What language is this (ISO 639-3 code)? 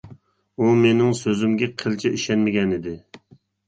uig